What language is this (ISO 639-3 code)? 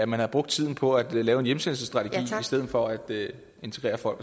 dan